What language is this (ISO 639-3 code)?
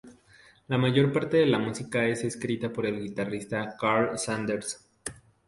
spa